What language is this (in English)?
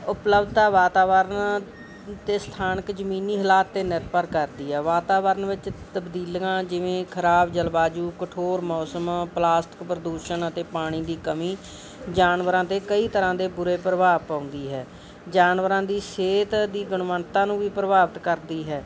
Punjabi